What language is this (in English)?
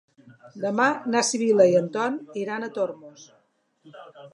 Catalan